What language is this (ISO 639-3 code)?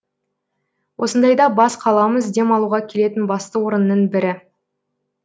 kaz